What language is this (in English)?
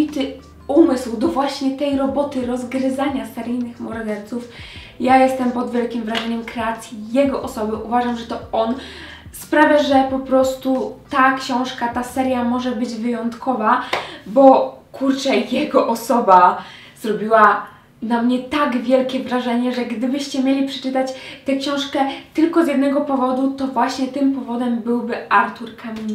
Polish